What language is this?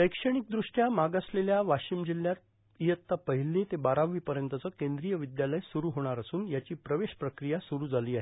Marathi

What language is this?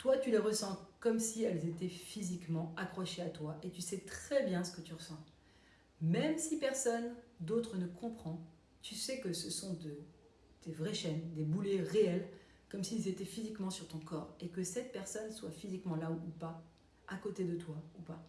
French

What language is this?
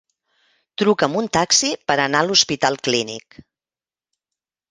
Catalan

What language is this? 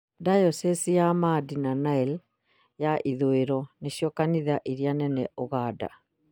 Kikuyu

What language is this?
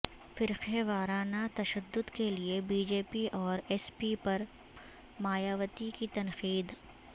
Urdu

